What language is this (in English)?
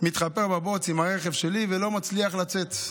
Hebrew